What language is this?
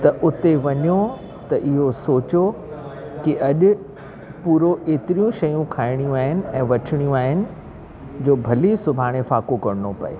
Sindhi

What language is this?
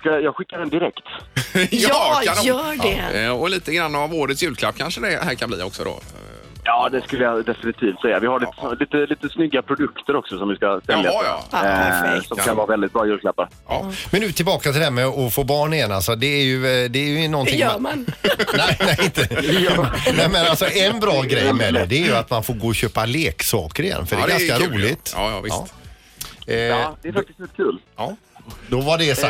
Swedish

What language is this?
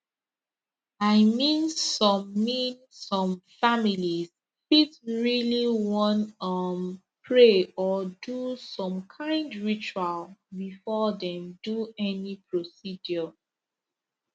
Nigerian Pidgin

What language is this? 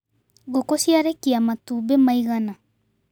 Kikuyu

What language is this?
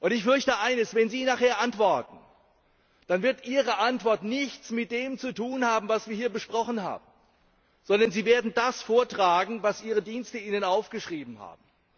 German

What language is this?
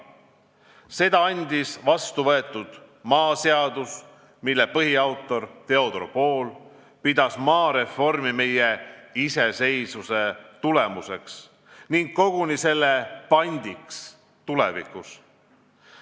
Estonian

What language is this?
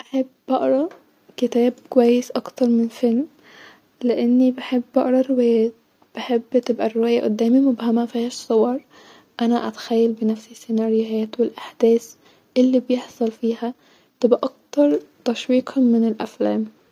Egyptian Arabic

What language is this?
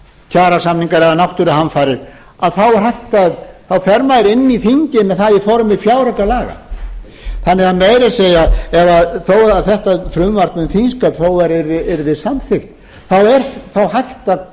Icelandic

